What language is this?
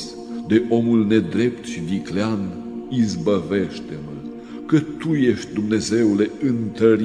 Romanian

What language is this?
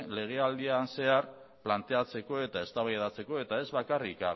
Basque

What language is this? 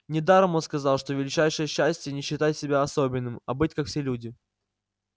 Russian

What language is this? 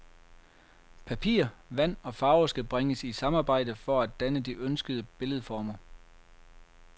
Danish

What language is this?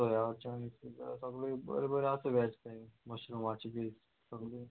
Konkani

